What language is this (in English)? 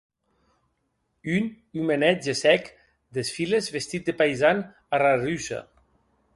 Occitan